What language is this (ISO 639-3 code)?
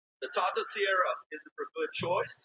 pus